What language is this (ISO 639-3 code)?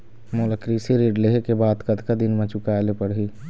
hne